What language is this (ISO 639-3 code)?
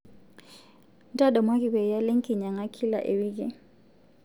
mas